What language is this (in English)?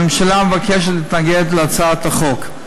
Hebrew